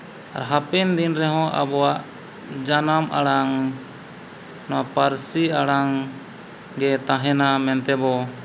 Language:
Santali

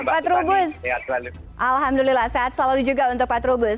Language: Indonesian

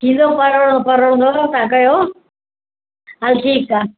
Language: Sindhi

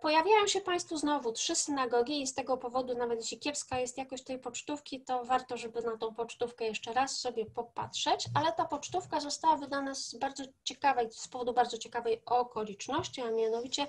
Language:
Polish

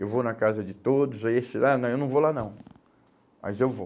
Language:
Portuguese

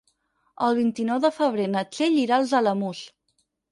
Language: Catalan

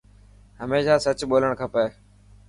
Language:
Dhatki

